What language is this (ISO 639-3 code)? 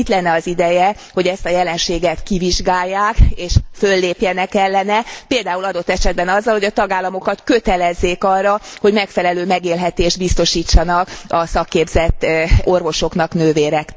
hun